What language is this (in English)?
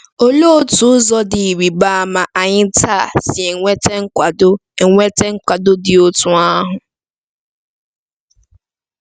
Igbo